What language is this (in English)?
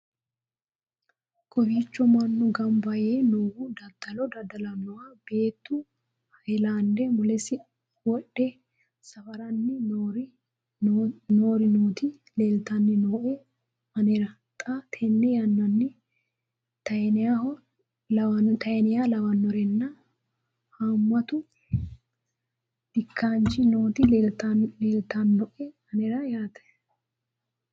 Sidamo